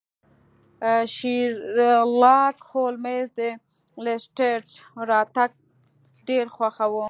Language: Pashto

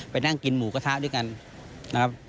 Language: Thai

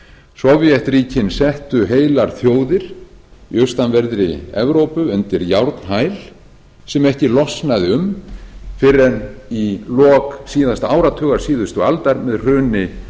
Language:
Icelandic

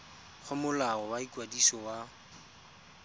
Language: Tswana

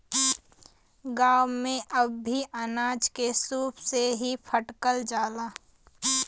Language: Bhojpuri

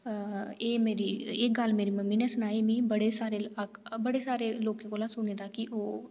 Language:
Dogri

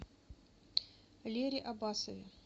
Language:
Russian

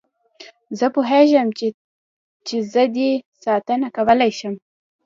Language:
Pashto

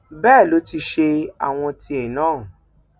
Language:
Yoruba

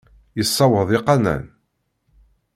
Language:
Kabyle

